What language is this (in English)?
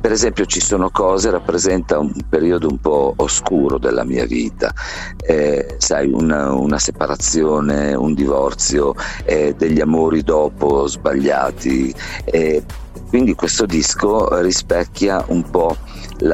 Italian